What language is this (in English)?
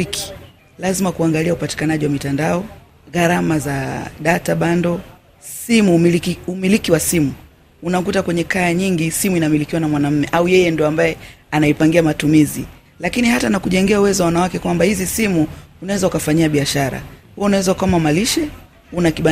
Swahili